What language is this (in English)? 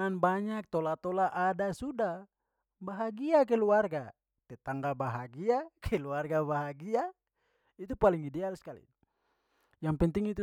Papuan Malay